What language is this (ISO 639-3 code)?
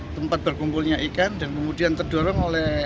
ind